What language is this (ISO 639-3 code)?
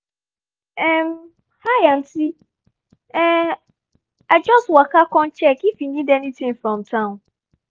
pcm